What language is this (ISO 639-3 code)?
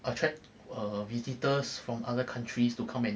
eng